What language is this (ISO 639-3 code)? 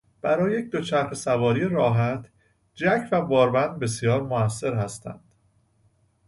fas